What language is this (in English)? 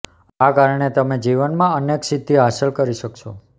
Gujarati